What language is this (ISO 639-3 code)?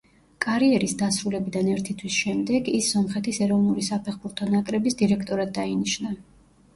kat